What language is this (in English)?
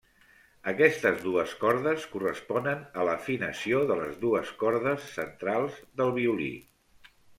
Catalan